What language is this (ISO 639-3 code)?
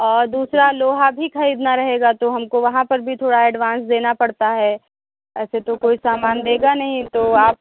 hin